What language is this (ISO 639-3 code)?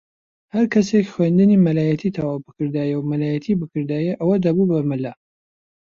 ckb